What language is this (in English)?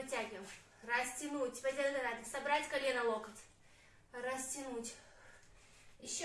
Russian